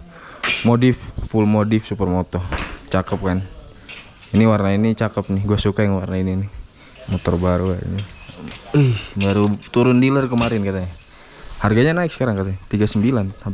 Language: Indonesian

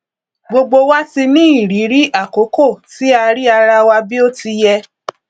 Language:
Yoruba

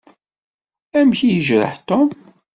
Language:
Kabyle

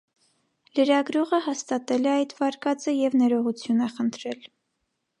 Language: Armenian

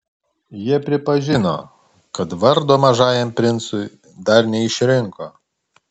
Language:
Lithuanian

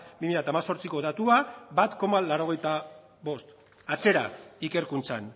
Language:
Basque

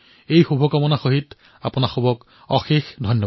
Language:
Assamese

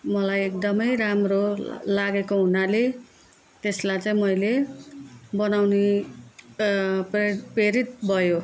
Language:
Nepali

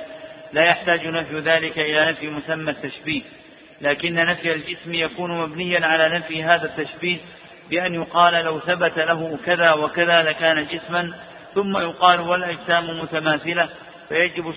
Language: Arabic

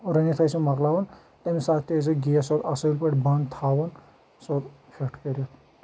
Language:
Kashmiri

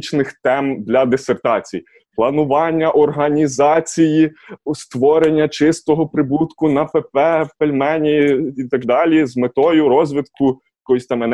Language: Ukrainian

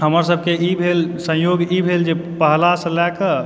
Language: Maithili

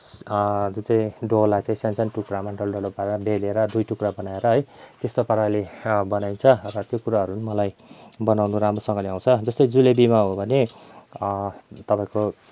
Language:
Nepali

